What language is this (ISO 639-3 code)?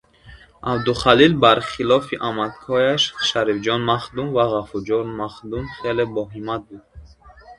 tgk